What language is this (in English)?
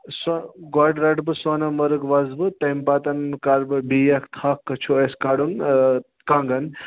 Kashmiri